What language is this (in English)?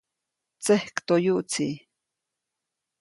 Copainalá Zoque